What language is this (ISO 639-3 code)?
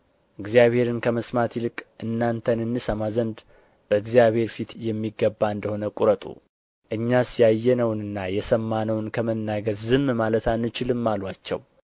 amh